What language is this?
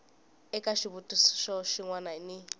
Tsonga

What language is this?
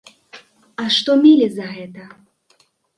Belarusian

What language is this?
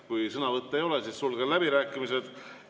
Estonian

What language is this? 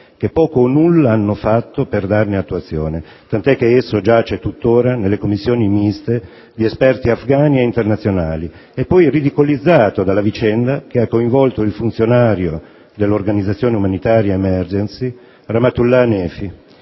Italian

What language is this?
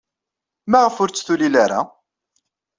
Kabyle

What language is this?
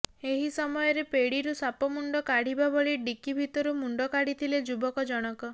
Odia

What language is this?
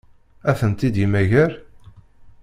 Kabyle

